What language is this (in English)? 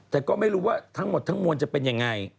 Thai